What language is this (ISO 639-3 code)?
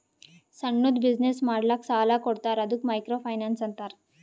kan